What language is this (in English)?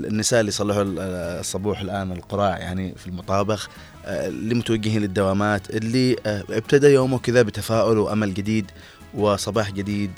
Arabic